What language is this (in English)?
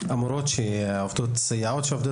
Hebrew